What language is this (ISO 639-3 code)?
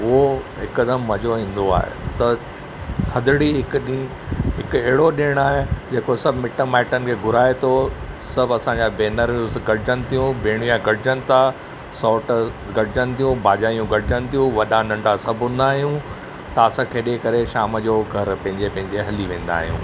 snd